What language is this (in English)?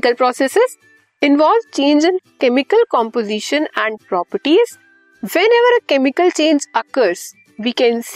Hindi